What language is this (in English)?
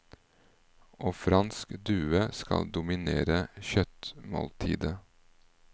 Norwegian